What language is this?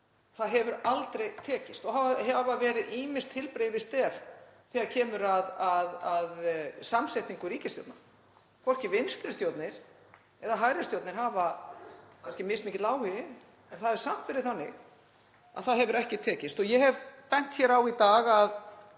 Icelandic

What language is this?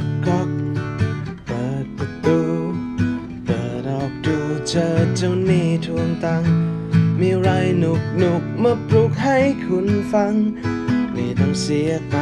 Thai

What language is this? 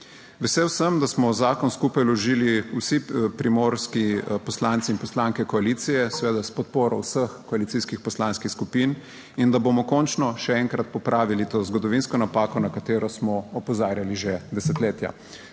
Slovenian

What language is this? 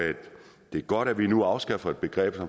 Danish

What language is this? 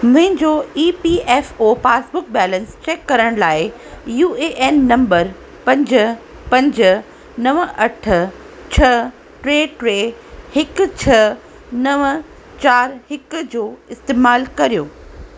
Sindhi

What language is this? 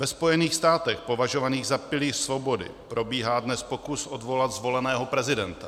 Czech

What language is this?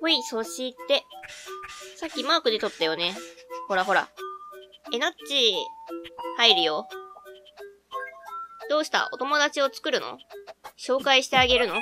Japanese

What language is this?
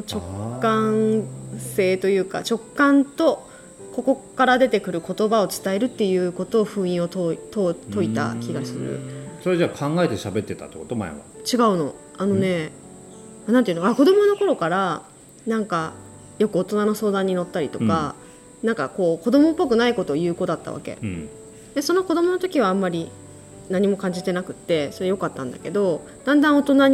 Japanese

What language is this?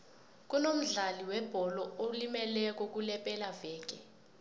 South Ndebele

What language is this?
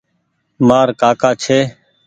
Goaria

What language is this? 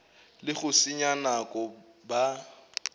Northern Sotho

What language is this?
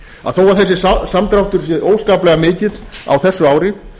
Icelandic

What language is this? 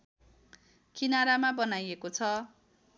Nepali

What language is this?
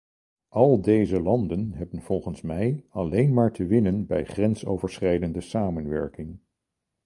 Dutch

